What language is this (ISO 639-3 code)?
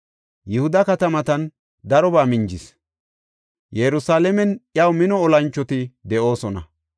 gof